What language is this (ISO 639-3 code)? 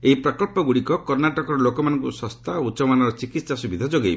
ori